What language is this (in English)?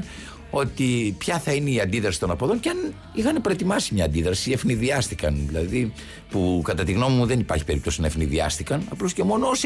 Greek